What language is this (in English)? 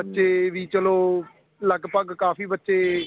Punjabi